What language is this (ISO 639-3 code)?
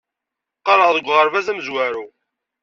kab